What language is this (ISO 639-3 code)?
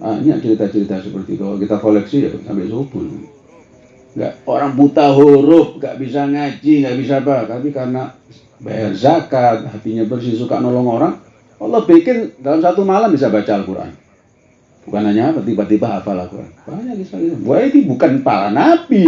ind